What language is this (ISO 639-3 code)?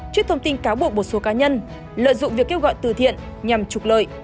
vie